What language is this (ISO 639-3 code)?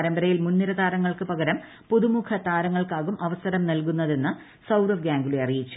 mal